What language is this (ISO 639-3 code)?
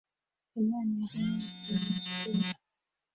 kin